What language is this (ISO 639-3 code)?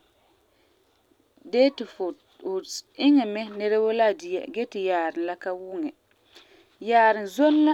gur